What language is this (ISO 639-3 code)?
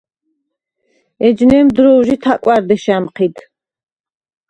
sva